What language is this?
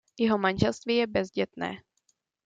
Czech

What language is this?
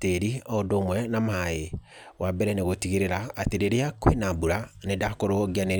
Kikuyu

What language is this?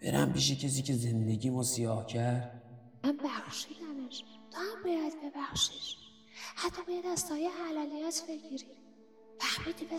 Persian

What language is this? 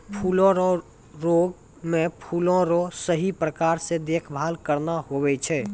Maithili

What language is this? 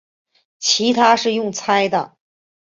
Chinese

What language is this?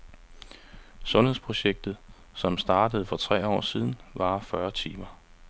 Danish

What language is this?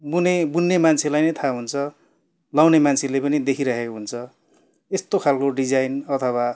Nepali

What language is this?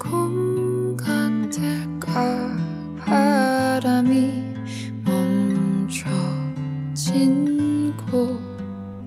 Korean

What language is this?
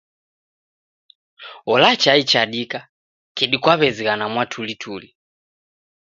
Taita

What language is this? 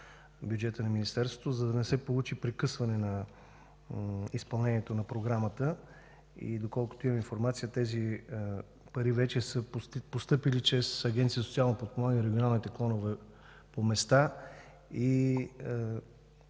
Bulgarian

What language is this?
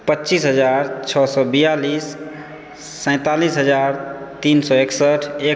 Maithili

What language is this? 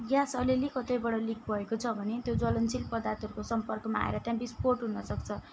Nepali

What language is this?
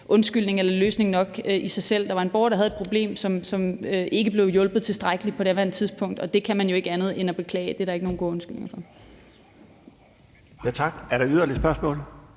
Danish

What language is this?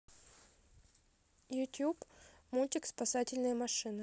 Russian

